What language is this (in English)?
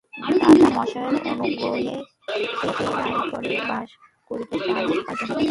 Bangla